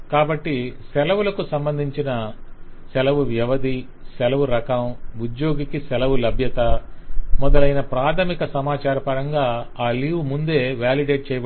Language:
Telugu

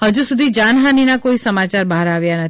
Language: Gujarati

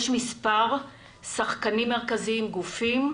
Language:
Hebrew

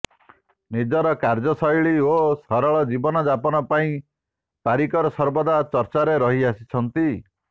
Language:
Odia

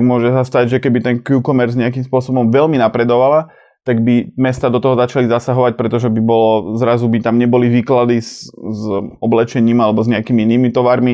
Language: Slovak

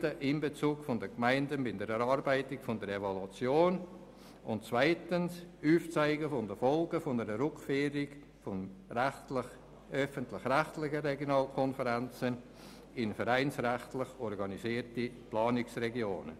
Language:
Swiss German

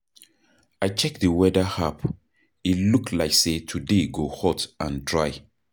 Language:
Nigerian Pidgin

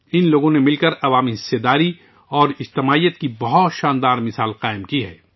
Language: Urdu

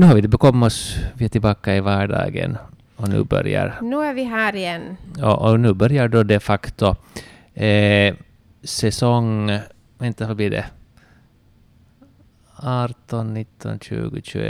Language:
Finnish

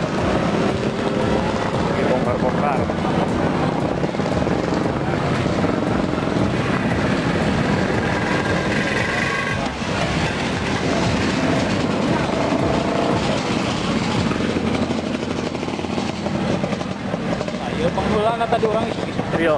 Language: Indonesian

